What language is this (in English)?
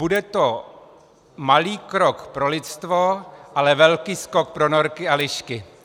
Czech